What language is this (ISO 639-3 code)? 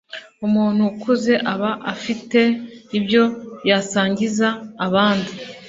kin